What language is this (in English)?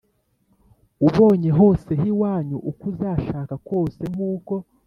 Kinyarwanda